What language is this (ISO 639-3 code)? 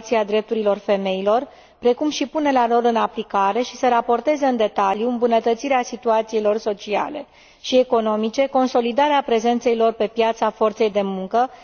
ron